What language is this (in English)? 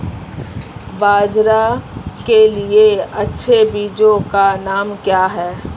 Hindi